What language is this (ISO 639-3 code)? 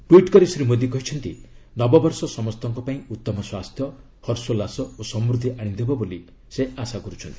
ori